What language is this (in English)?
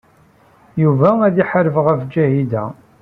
Kabyle